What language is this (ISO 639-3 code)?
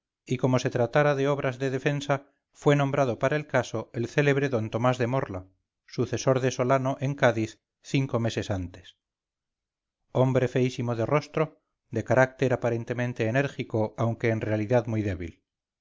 spa